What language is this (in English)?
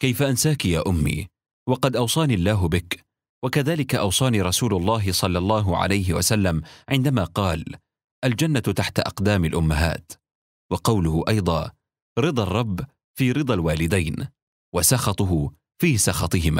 Arabic